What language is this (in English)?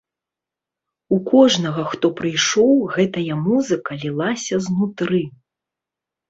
Belarusian